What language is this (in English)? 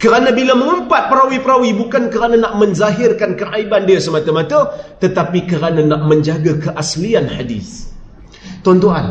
Malay